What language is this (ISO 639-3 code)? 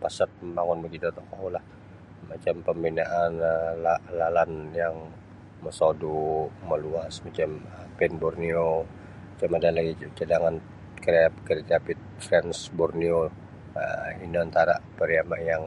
bsy